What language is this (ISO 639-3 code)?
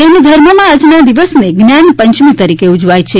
guj